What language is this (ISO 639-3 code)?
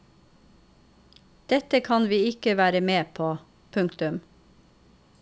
nor